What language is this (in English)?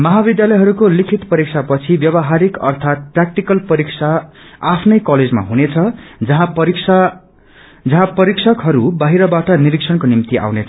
Nepali